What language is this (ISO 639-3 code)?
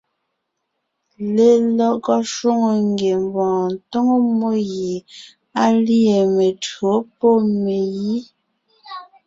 nnh